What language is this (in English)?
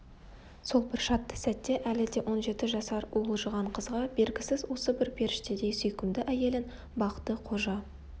Kazakh